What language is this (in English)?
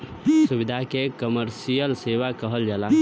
Bhojpuri